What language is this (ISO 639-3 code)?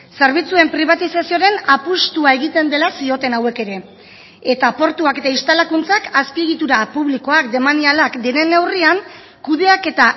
eus